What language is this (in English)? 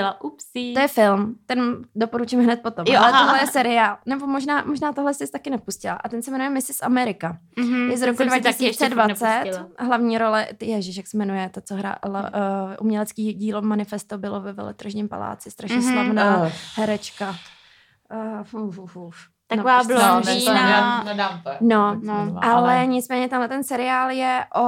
Czech